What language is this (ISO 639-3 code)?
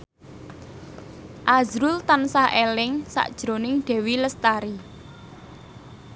jav